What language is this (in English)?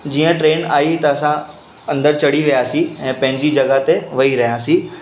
Sindhi